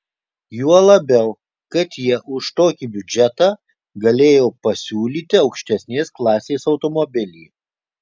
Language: Lithuanian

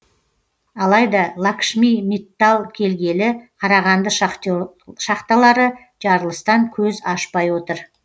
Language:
Kazakh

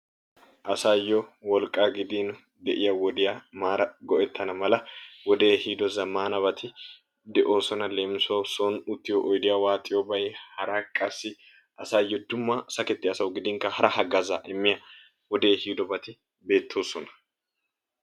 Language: Wolaytta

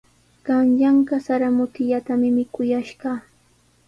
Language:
Sihuas Ancash Quechua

